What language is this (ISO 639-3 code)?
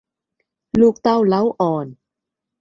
tha